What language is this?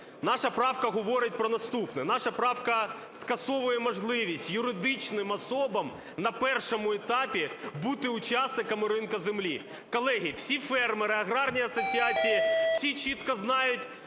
Ukrainian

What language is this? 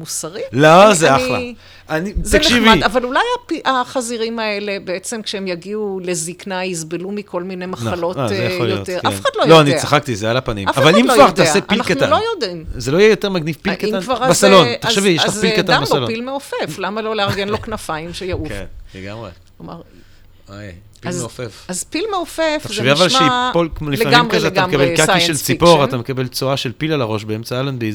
Hebrew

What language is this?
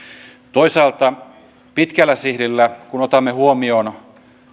Finnish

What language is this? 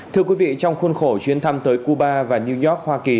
Vietnamese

